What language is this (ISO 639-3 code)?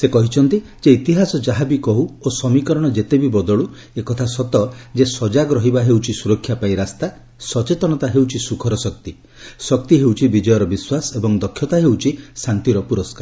ori